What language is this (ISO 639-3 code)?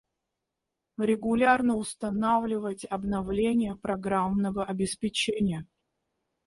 rus